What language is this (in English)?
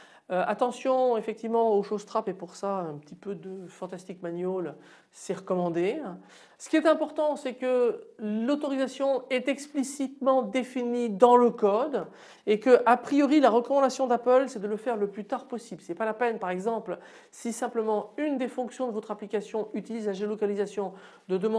French